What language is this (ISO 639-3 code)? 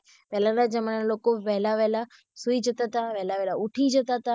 guj